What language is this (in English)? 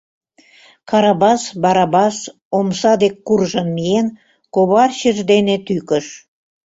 Mari